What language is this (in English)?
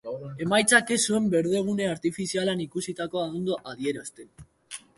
Basque